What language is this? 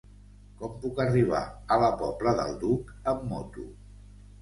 Catalan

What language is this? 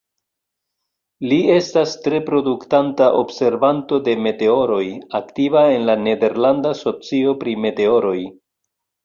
Esperanto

